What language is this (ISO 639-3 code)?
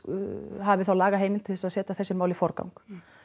isl